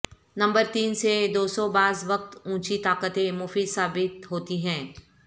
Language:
Urdu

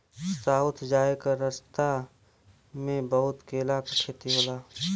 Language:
Bhojpuri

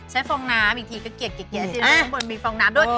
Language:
Thai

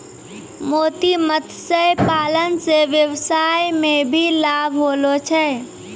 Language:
Maithili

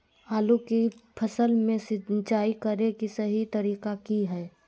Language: Magahi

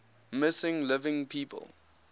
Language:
English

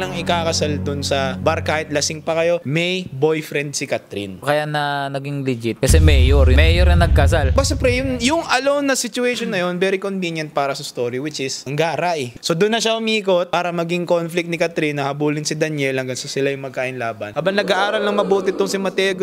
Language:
Filipino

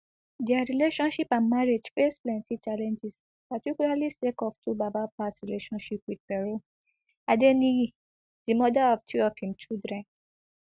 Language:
Nigerian Pidgin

